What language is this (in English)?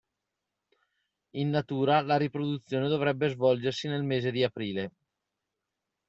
Italian